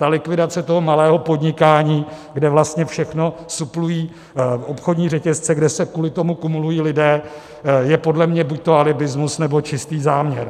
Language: Czech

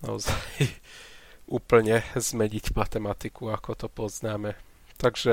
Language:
Slovak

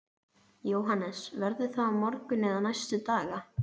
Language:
Icelandic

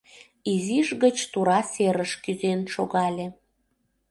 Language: Mari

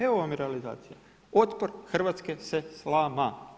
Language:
Croatian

